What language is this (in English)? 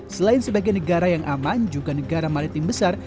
Indonesian